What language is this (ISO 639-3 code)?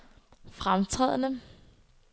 dan